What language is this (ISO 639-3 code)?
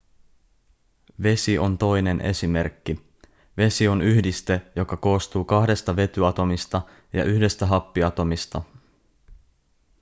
fin